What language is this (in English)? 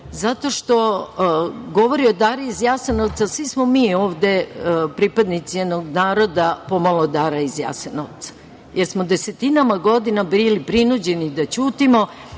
Serbian